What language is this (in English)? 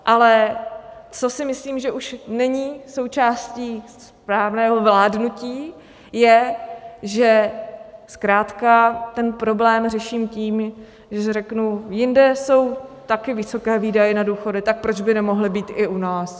Czech